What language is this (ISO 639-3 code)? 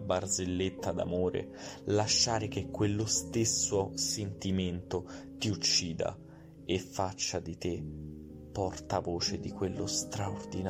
ita